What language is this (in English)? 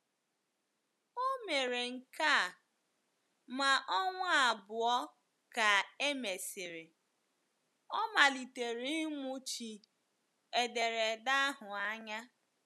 Igbo